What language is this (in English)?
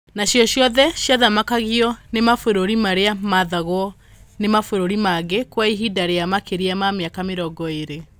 Kikuyu